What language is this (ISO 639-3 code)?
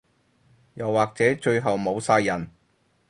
yue